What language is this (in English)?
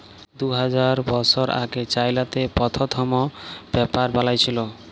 Bangla